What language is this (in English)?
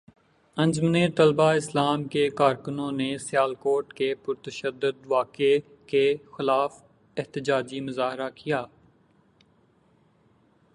Urdu